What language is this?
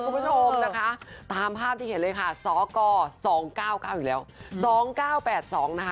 Thai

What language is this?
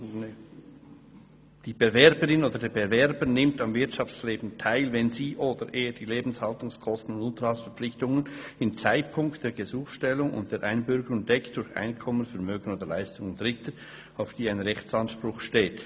Swiss German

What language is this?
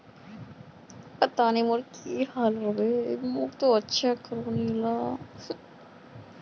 Magahi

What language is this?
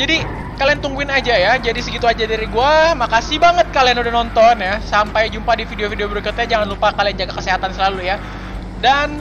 Indonesian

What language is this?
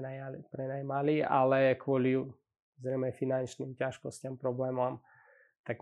Slovak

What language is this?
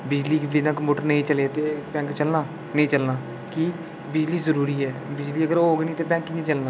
Dogri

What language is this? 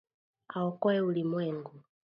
Swahili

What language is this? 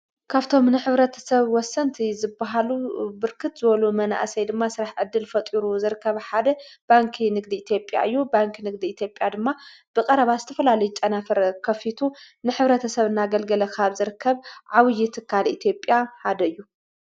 Tigrinya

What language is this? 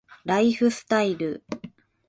Japanese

